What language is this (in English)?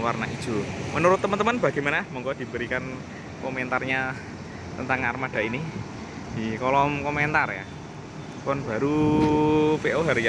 Indonesian